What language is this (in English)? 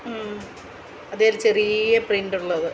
Malayalam